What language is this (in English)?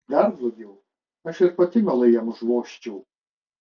Lithuanian